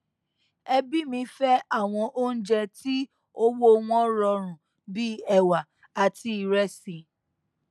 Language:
Yoruba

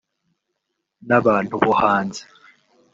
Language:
Kinyarwanda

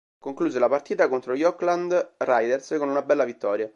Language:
Italian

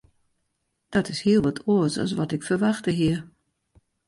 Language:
Western Frisian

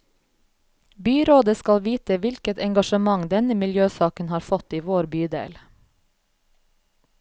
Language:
Norwegian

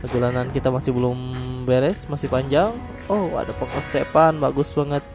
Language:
Indonesian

